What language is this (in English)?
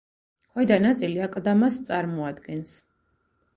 Georgian